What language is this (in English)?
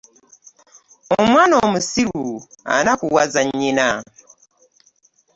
Ganda